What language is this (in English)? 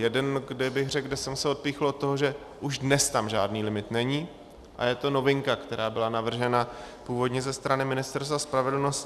Czech